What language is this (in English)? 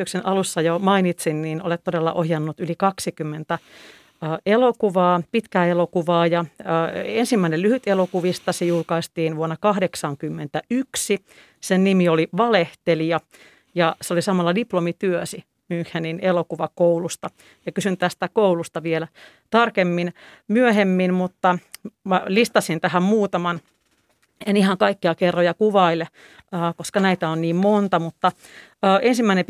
Finnish